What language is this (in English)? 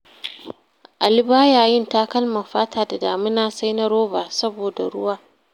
Hausa